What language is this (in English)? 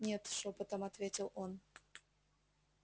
Russian